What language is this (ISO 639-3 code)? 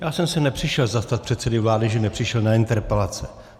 ces